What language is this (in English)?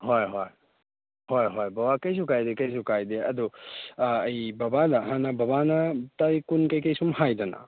Manipuri